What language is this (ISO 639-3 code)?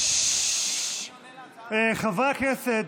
heb